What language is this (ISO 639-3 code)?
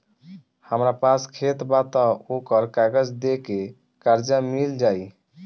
bho